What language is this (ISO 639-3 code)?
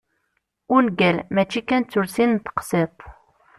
kab